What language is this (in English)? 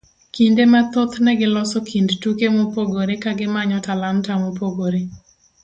Luo (Kenya and Tanzania)